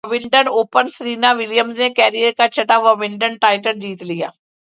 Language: Urdu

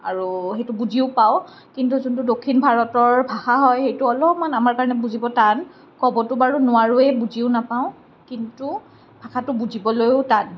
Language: Assamese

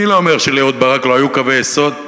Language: Hebrew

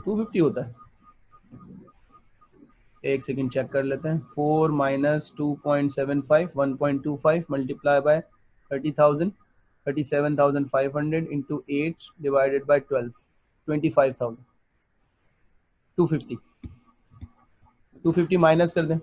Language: Hindi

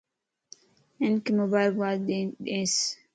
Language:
Lasi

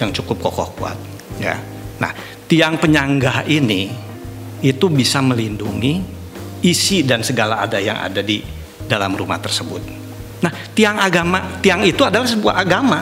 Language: Indonesian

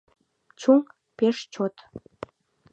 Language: Mari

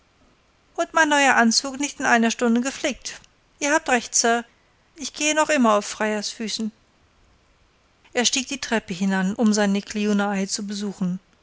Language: German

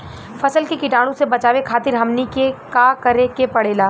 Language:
Bhojpuri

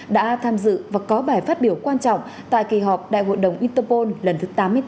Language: Vietnamese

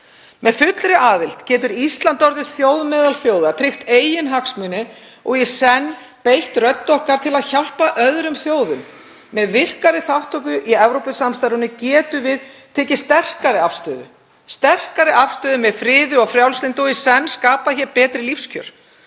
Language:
Icelandic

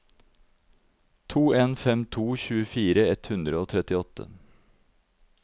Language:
Norwegian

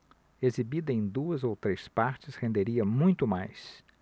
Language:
Portuguese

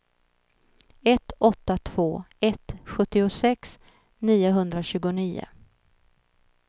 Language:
Swedish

